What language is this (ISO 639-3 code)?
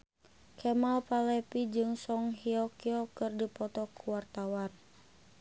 sun